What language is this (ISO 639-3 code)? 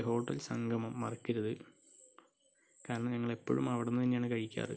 mal